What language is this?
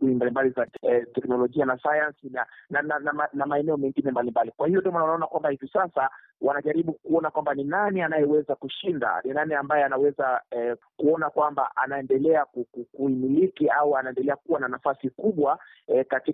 Swahili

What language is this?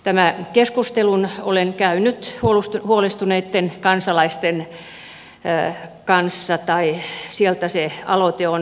Finnish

